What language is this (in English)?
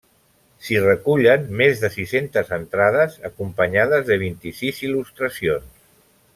Catalan